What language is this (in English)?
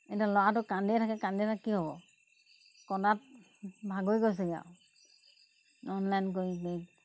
Assamese